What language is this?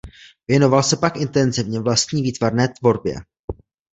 Czech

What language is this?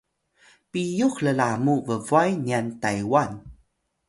Atayal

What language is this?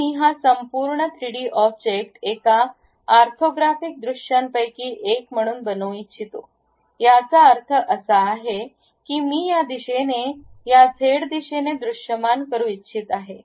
Marathi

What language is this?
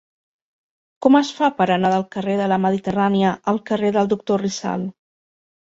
Catalan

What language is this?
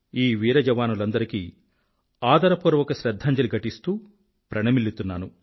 Telugu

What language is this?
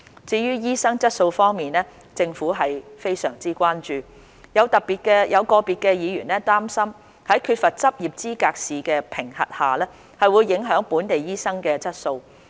Cantonese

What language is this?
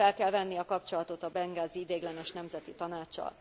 Hungarian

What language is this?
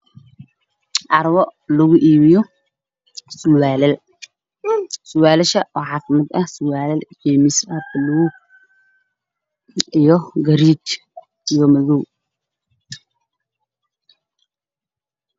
Somali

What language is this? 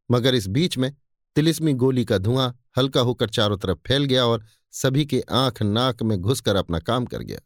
Hindi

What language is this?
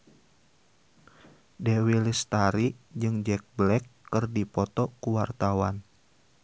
Sundanese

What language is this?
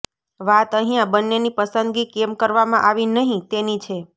Gujarati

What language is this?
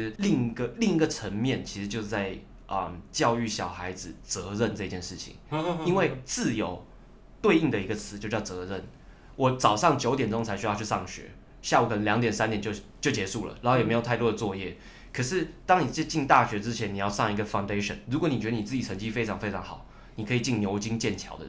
Chinese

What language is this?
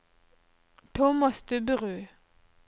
Norwegian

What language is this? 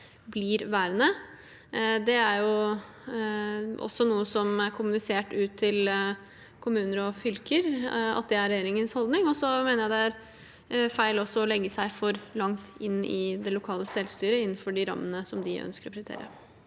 Norwegian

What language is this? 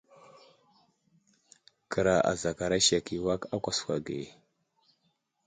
Wuzlam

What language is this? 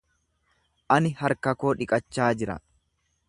Oromo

